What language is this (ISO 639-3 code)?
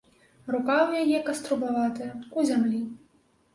bel